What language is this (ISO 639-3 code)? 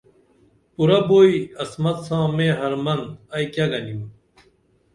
dml